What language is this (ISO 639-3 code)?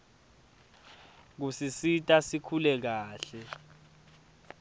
ssw